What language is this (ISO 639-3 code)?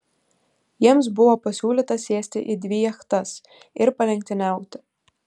lit